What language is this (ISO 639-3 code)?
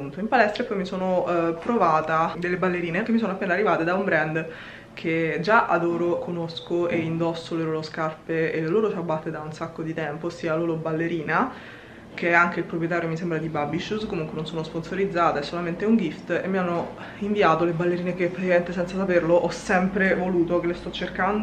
ita